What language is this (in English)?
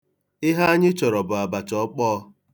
Igbo